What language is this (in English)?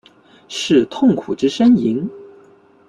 Chinese